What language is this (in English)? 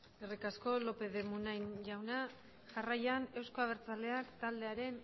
Basque